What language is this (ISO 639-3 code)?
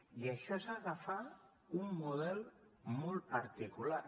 cat